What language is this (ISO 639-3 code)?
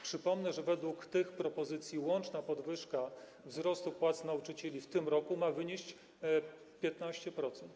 pol